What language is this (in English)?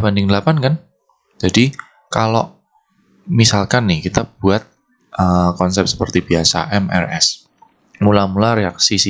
Indonesian